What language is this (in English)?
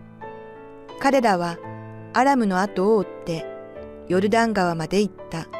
Japanese